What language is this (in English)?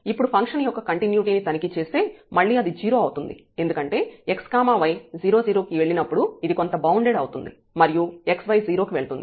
Telugu